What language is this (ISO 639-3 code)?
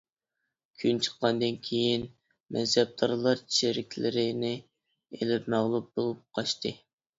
uig